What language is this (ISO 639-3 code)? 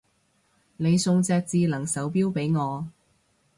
yue